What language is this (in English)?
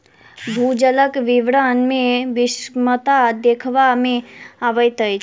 Maithili